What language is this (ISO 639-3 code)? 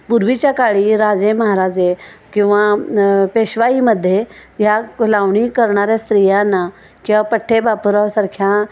mar